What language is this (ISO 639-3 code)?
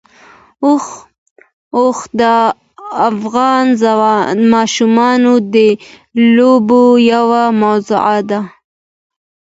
pus